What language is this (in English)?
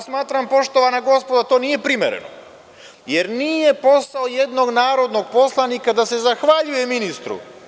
Serbian